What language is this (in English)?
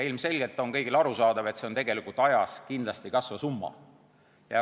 Estonian